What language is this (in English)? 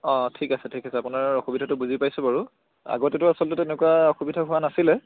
Assamese